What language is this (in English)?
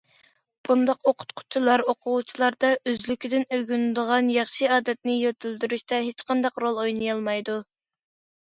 Uyghur